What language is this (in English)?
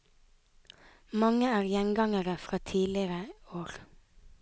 Norwegian